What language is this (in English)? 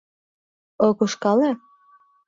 Mari